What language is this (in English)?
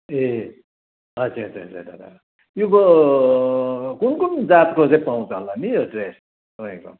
Nepali